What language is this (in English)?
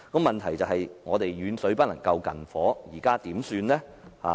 Cantonese